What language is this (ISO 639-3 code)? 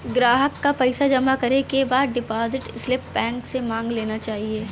bho